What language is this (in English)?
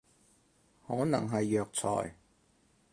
Cantonese